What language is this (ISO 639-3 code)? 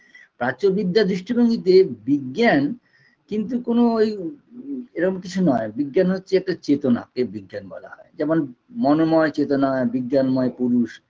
ben